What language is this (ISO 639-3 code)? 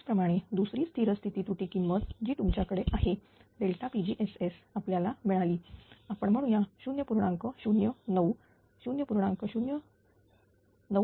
mar